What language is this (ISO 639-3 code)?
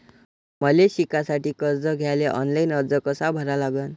mar